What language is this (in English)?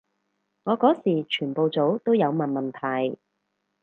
Cantonese